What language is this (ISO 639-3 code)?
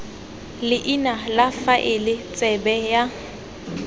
tsn